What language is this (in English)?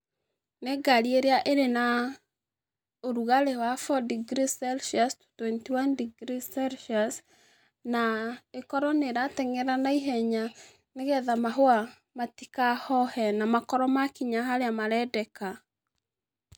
Kikuyu